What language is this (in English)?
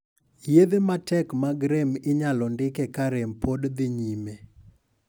Luo (Kenya and Tanzania)